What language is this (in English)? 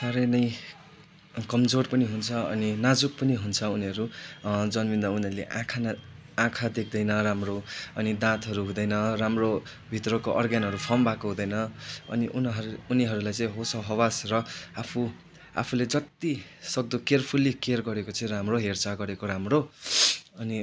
Nepali